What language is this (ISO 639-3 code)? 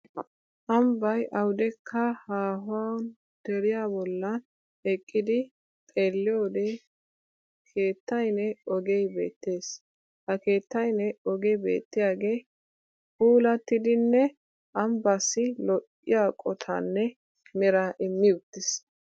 wal